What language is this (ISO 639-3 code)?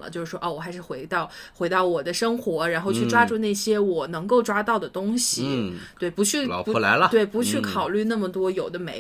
zho